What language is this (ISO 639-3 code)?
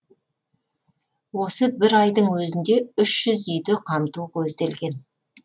kaz